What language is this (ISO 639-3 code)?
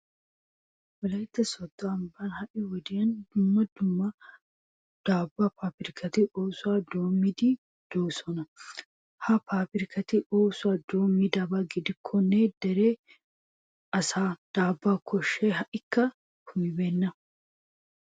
wal